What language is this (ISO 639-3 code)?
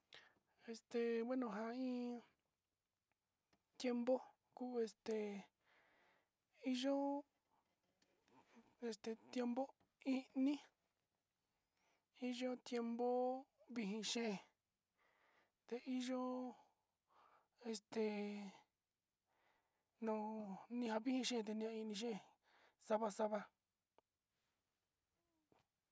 xti